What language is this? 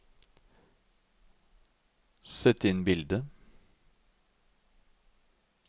Norwegian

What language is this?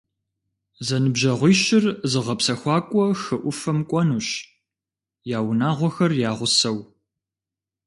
Kabardian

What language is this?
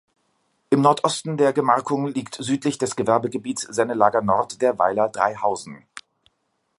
German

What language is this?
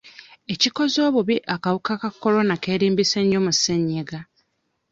Ganda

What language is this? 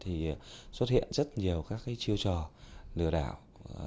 Vietnamese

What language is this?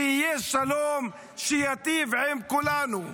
Hebrew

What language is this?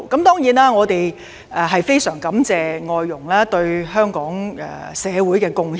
Cantonese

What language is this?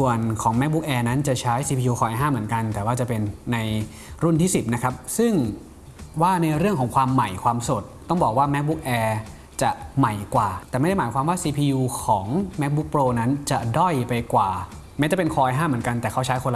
Thai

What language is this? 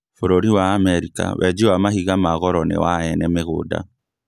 Kikuyu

